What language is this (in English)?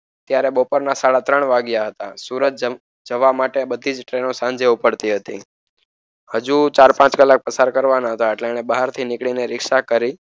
Gujarati